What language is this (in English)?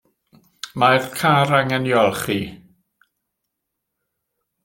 Welsh